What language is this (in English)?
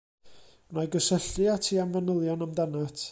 Welsh